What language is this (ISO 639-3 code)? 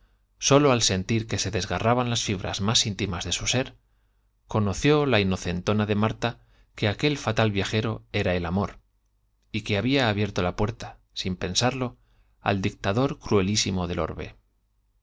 spa